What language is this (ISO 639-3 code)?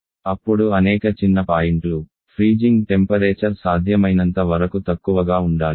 tel